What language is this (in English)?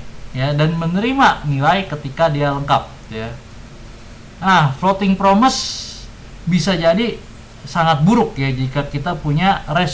Indonesian